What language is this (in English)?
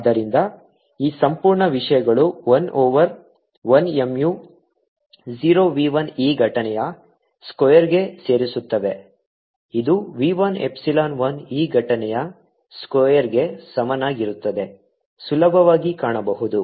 Kannada